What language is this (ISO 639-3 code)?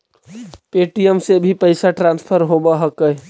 mag